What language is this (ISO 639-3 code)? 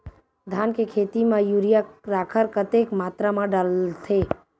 hne